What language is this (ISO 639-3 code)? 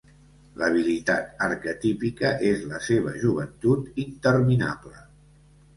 cat